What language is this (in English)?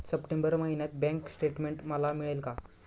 Marathi